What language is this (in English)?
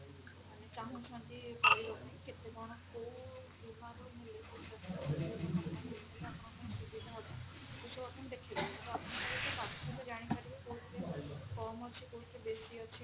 Odia